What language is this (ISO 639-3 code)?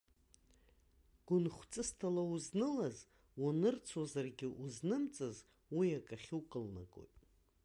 abk